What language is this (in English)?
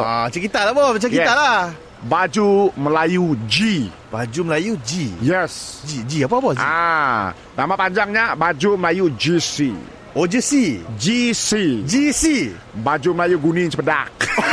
Malay